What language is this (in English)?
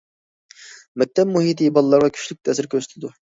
Uyghur